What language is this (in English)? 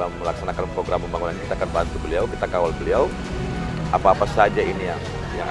Indonesian